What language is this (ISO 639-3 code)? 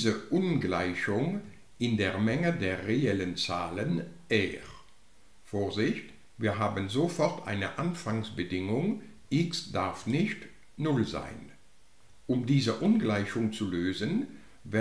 deu